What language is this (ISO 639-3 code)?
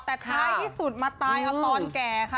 tha